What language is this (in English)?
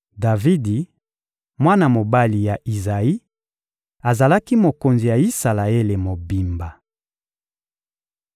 Lingala